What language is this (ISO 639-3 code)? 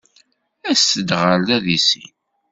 kab